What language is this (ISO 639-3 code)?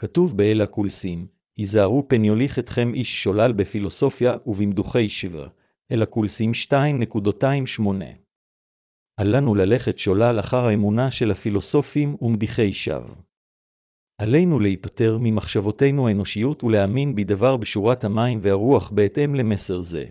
heb